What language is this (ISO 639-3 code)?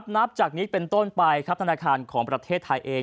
tha